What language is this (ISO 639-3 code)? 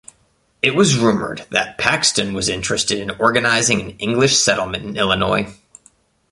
eng